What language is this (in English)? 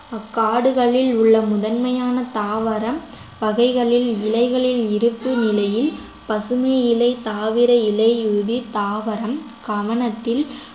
Tamil